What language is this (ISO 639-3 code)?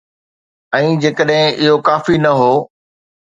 snd